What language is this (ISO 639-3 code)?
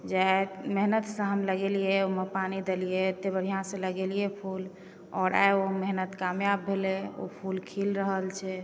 mai